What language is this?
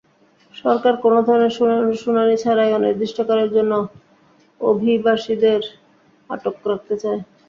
Bangla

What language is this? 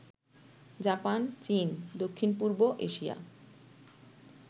Bangla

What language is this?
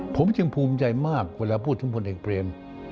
Thai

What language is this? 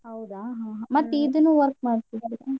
Kannada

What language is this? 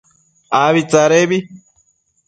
Matsés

